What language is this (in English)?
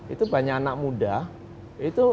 Indonesian